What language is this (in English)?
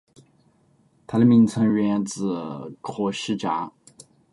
Chinese